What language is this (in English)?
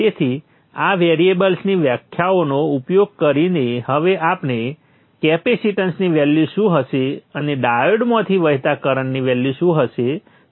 Gujarati